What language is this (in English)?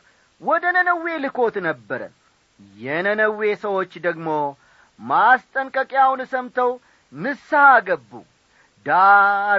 Amharic